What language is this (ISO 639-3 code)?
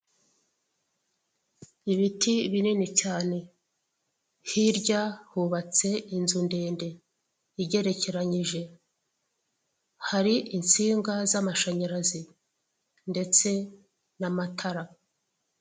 kin